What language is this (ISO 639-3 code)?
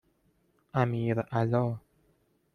fas